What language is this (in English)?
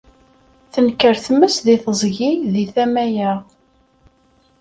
Kabyle